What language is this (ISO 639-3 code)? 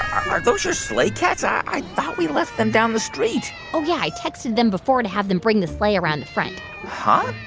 eng